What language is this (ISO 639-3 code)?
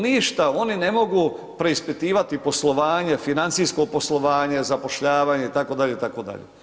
hrv